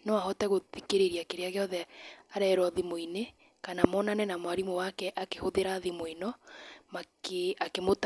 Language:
Kikuyu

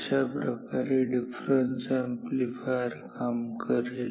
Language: Marathi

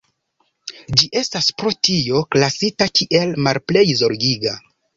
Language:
Esperanto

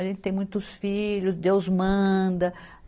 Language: Portuguese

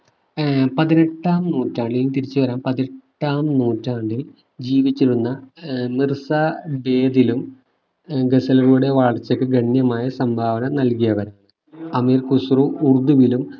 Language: Malayalam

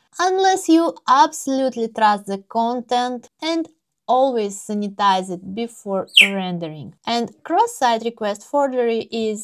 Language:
English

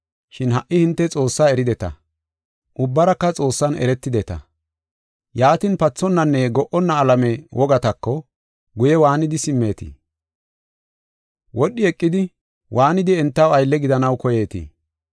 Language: Gofa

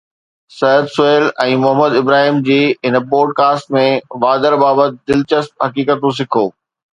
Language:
Sindhi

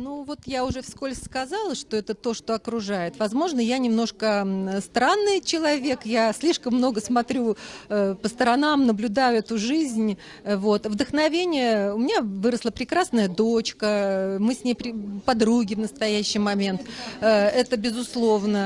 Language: Russian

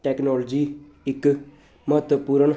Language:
Punjabi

